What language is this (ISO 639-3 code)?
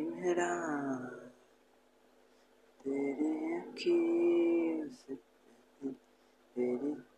ben